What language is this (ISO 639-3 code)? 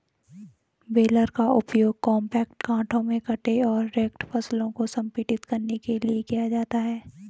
hin